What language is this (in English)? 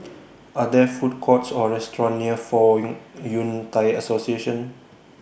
English